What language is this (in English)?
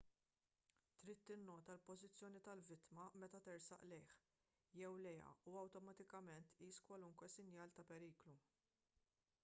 Maltese